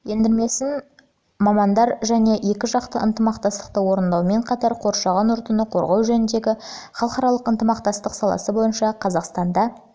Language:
Kazakh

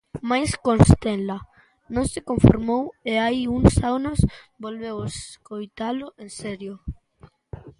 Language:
Galician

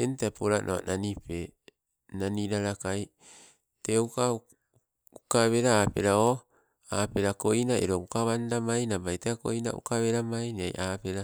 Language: Sibe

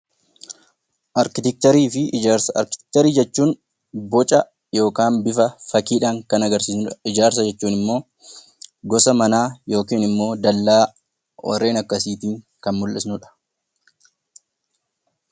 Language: Oromo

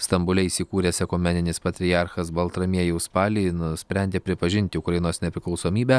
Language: Lithuanian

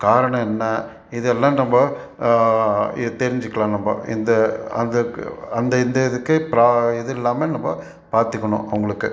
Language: Tamil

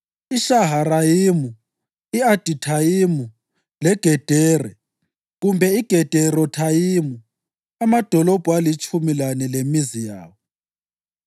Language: North Ndebele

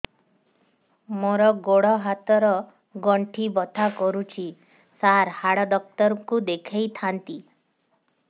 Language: Odia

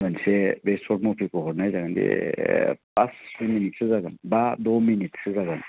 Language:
Bodo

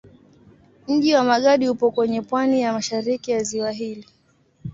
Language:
Swahili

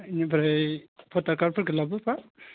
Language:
Bodo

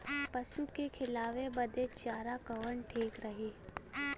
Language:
Bhojpuri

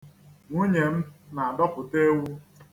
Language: Igbo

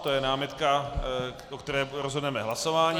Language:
Czech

